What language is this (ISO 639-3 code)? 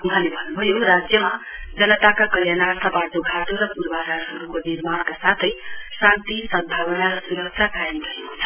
nep